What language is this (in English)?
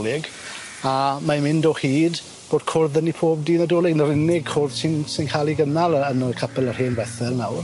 Welsh